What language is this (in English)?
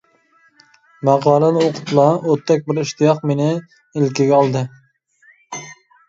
Uyghur